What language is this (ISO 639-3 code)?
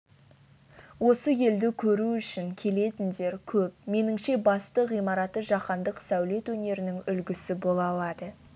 kaz